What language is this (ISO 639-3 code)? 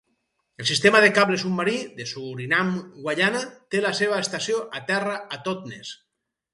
cat